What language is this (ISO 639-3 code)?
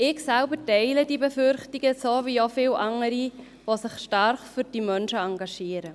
gsw